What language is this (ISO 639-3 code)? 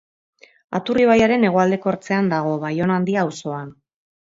eus